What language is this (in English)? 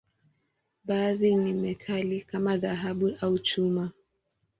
Swahili